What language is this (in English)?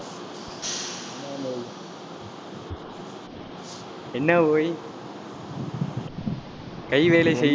Tamil